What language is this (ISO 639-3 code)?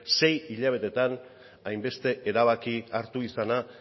eus